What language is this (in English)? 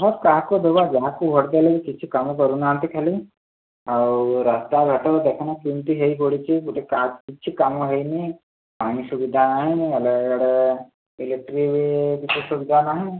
Odia